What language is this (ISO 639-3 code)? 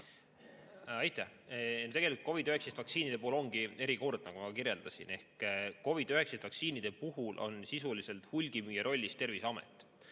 est